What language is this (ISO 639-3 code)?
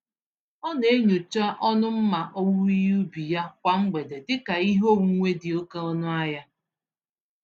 ibo